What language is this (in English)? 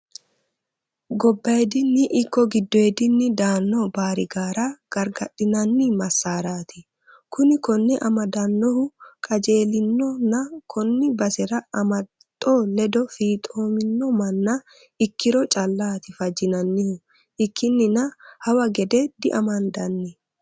Sidamo